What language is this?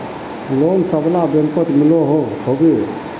Magahi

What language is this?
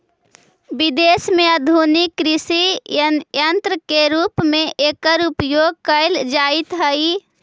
Magahi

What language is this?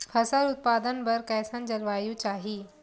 Chhattisgarhi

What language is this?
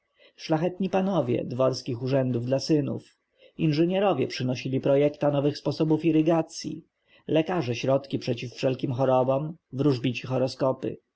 Polish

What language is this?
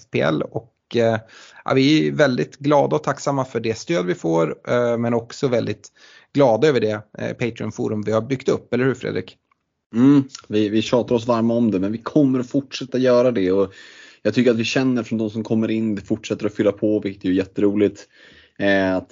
Swedish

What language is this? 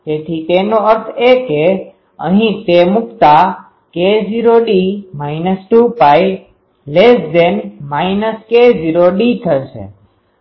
Gujarati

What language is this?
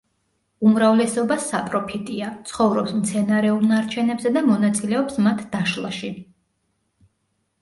Georgian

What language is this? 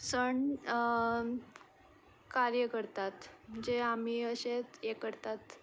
Konkani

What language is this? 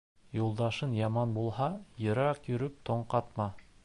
Bashkir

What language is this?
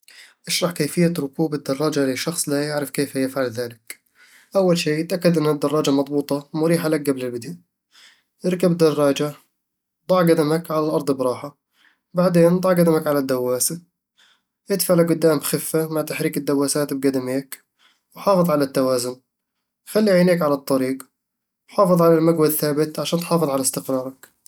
Eastern Egyptian Bedawi Arabic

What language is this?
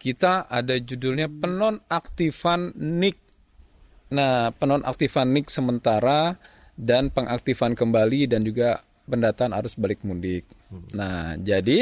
Indonesian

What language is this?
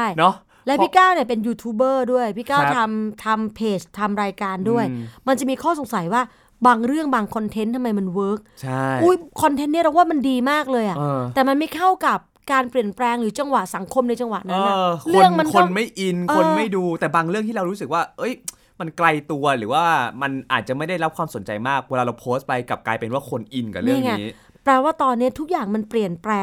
Thai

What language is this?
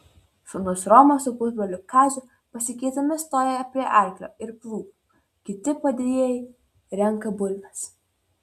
Lithuanian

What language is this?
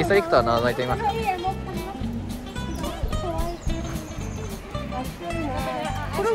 Japanese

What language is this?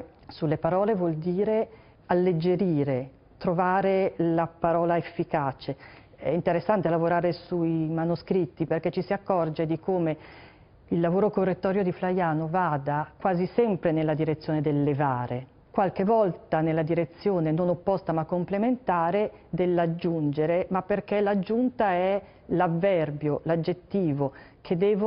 Italian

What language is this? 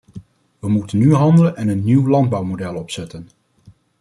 Dutch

